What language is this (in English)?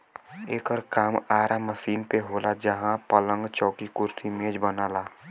Bhojpuri